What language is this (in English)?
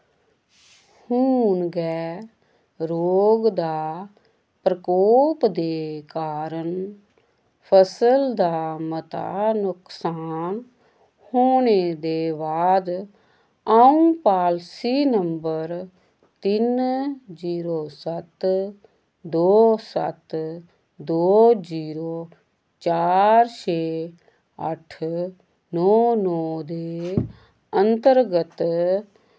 Dogri